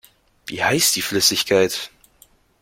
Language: German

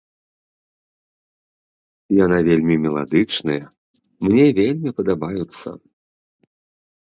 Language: Belarusian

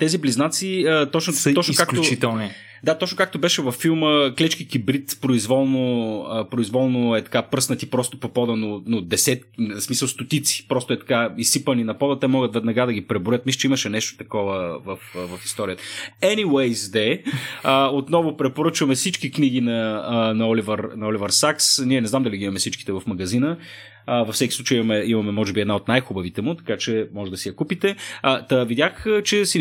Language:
Bulgarian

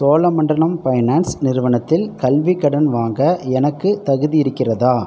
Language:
Tamil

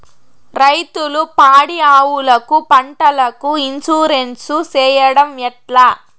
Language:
Telugu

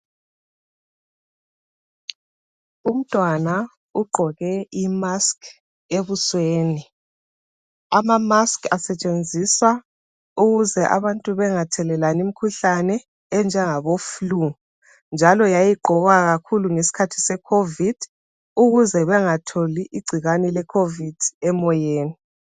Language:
North Ndebele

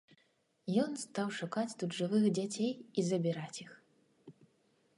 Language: Belarusian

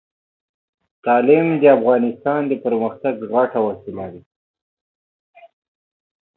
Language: Pashto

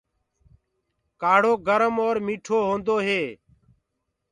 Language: Gurgula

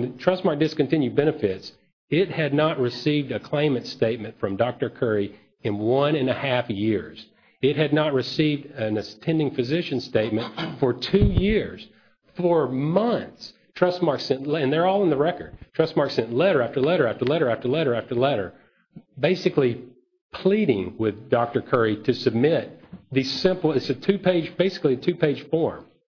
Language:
English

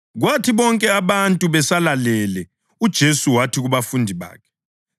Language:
North Ndebele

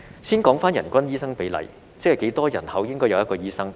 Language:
Cantonese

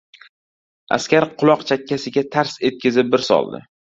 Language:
Uzbek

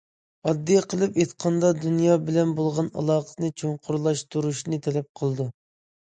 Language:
Uyghur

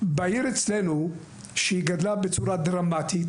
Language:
Hebrew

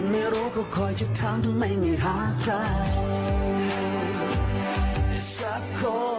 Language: Thai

